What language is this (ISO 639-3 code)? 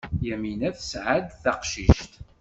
kab